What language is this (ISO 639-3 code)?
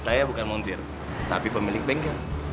ind